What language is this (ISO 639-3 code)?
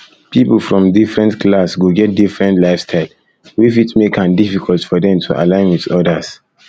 pcm